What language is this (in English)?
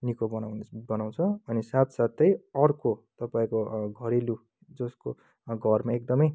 Nepali